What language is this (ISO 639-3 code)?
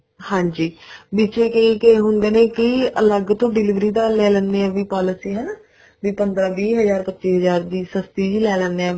pan